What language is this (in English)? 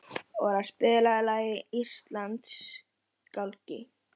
Icelandic